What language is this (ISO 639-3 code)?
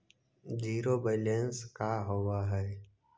mag